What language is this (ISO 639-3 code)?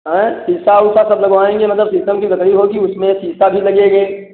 hin